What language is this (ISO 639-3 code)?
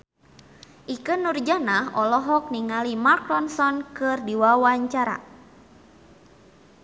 sun